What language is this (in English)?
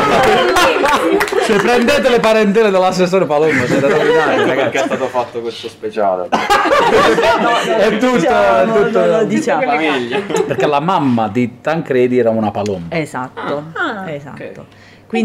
Italian